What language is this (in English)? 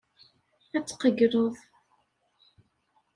Kabyle